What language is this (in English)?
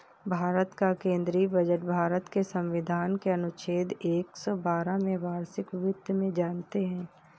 Hindi